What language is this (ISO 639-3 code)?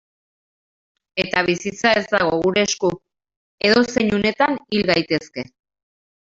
eus